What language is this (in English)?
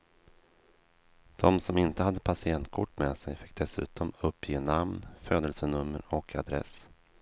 Swedish